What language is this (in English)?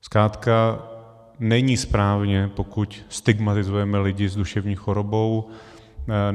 Czech